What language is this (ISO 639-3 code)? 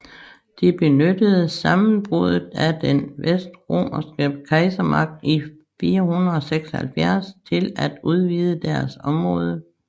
dan